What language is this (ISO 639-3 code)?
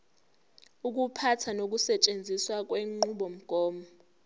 zul